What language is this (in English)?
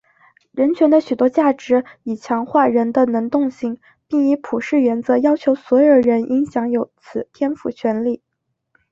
Chinese